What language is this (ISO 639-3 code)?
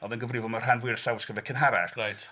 cym